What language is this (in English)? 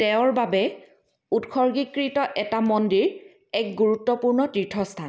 Assamese